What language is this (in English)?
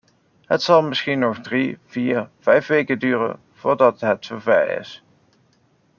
Dutch